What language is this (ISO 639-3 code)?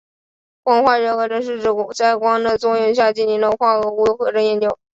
zho